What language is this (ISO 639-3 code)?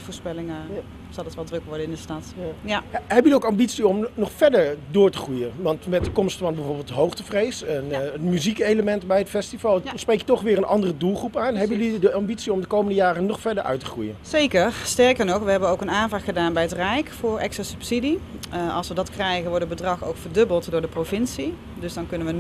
nld